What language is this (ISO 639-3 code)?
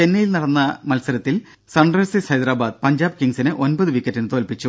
mal